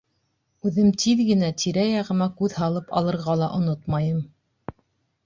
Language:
Bashkir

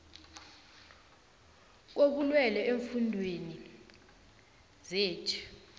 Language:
South Ndebele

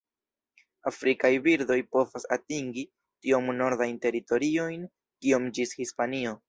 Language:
Esperanto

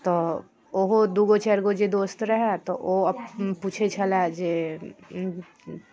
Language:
Maithili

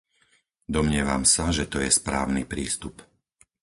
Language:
Slovak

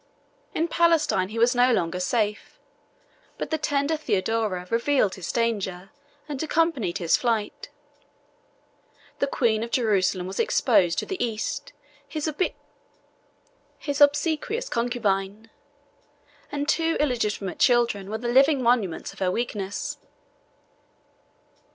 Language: English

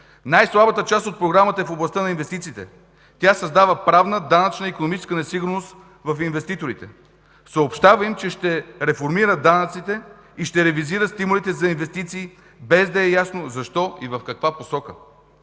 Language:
Bulgarian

